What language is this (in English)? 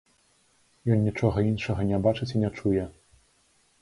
Belarusian